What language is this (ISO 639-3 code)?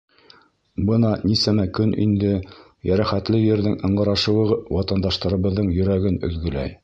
bak